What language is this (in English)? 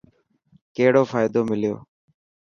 Dhatki